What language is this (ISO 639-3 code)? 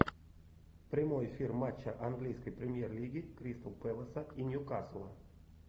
rus